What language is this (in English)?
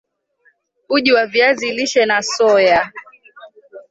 Swahili